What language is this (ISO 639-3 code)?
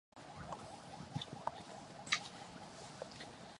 mon